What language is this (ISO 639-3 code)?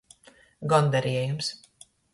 ltg